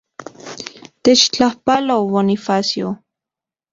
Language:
Central Puebla Nahuatl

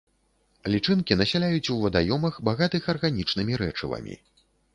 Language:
Belarusian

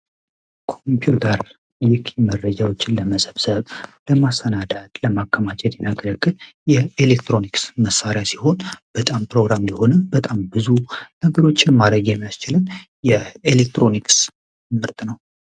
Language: Amharic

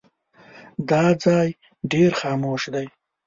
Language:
Pashto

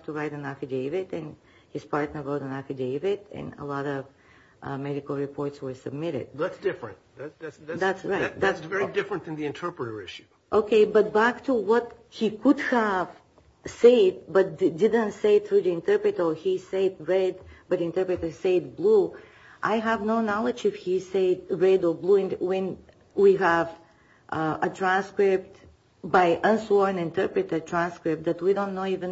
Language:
English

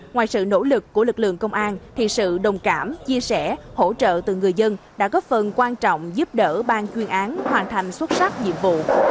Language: Vietnamese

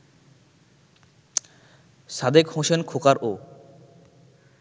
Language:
Bangla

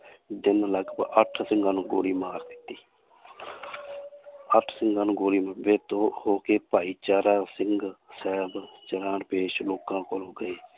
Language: Punjabi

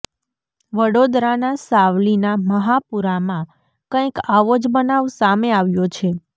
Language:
Gujarati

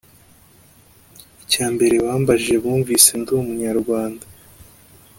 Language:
Kinyarwanda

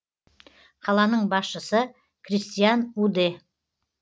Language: Kazakh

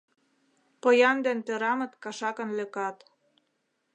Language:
Mari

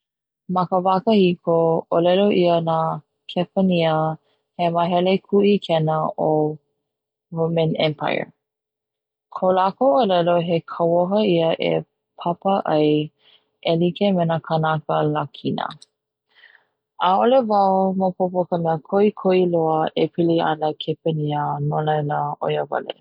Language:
Hawaiian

